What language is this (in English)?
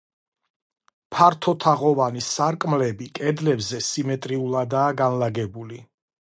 Georgian